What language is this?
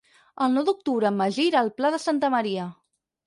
Catalan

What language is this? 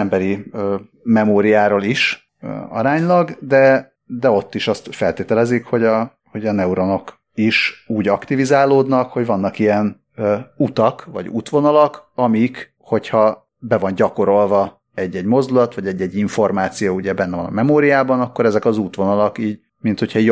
Hungarian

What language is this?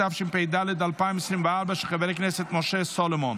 Hebrew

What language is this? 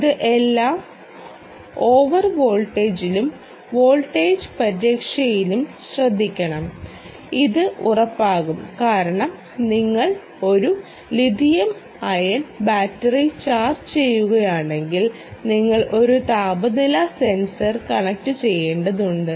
Malayalam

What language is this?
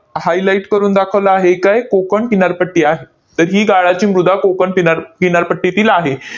Marathi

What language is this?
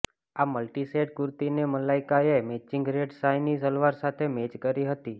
Gujarati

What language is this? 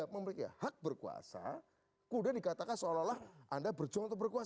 Indonesian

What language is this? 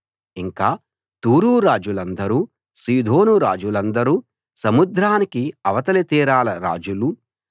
Telugu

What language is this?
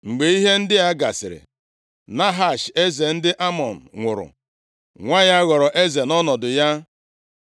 Igbo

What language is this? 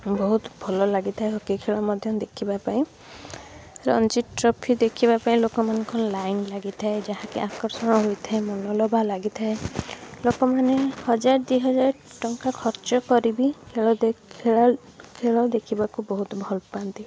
Odia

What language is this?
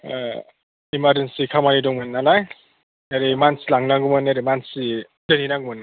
Bodo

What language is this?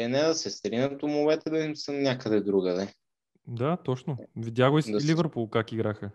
Bulgarian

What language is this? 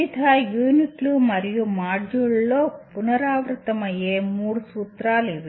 Telugu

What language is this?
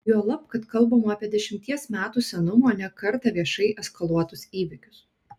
Lithuanian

